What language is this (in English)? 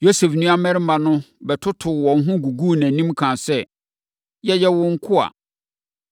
Akan